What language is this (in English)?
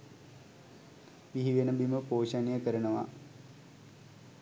Sinhala